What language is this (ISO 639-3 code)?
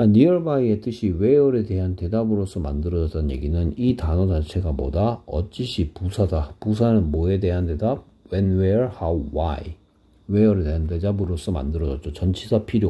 kor